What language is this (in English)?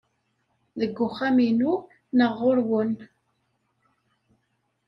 Kabyle